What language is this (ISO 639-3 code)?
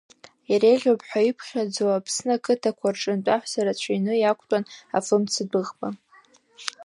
abk